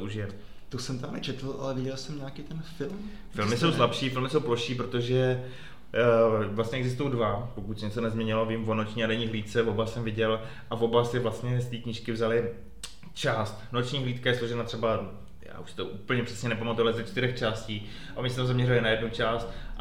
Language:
Czech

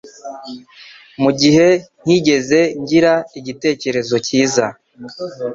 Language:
Kinyarwanda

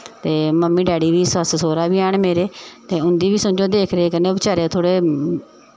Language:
Dogri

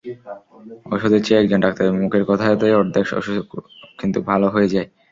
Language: Bangla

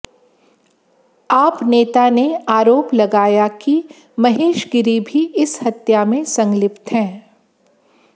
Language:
Hindi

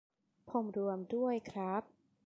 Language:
Thai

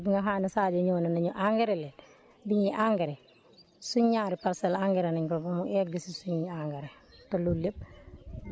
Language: Wolof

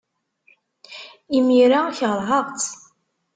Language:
Kabyle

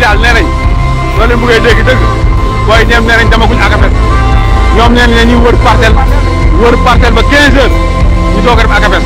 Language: Indonesian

